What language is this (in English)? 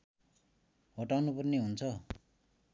Nepali